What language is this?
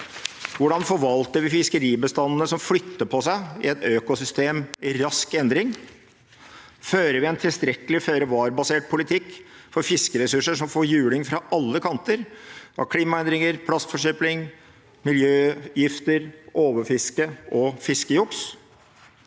Norwegian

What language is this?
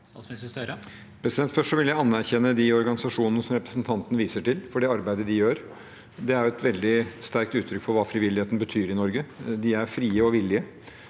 Norwegian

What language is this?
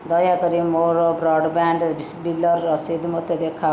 Odia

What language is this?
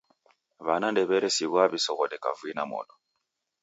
Taita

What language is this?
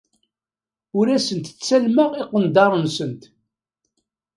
Kabyle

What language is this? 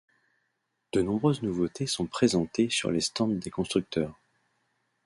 French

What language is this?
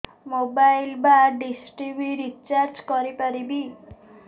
Odia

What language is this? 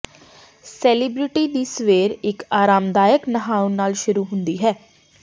Punjabi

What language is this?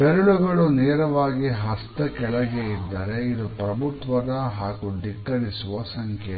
Kannada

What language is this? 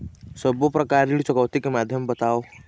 Chhattisgarhi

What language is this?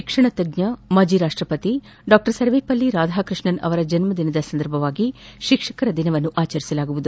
Kannada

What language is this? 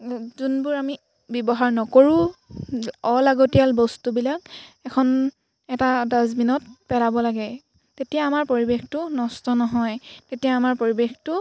Assamese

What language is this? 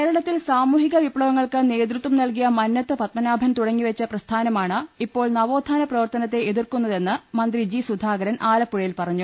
Malayalam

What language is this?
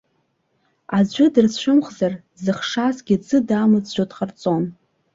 Abkhazian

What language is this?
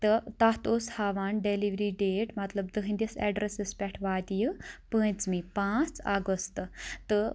Kashmiri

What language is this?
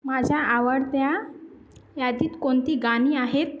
Marathi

